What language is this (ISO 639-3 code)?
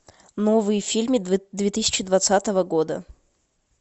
rus